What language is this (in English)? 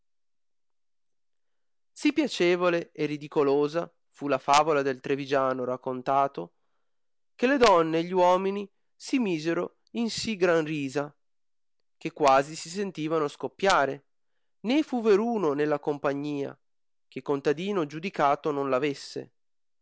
Italian